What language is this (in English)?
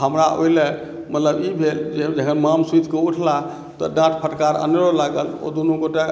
Maithili